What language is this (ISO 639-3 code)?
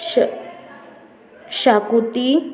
kok